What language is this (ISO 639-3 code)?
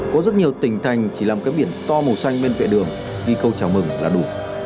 vie